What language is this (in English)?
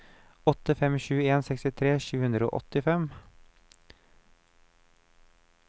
Norwegian